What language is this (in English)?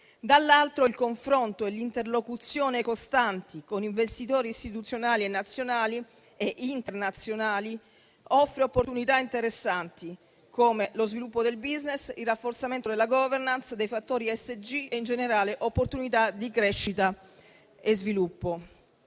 Italian